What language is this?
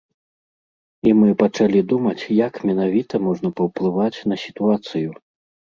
Belarusian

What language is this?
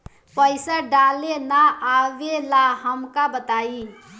Bhojpuri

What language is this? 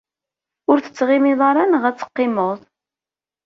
Kabyle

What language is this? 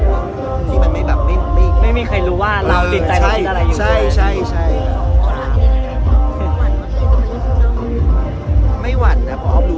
Thai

